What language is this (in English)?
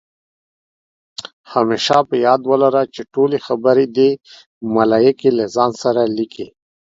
Pashto